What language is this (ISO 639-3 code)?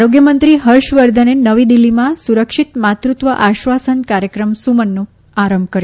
guj